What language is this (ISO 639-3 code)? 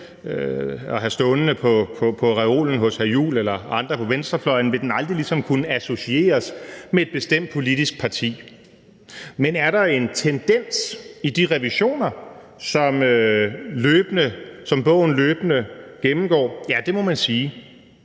dan